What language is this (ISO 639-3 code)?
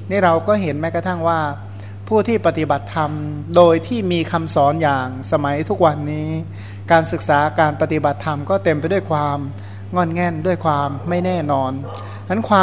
tha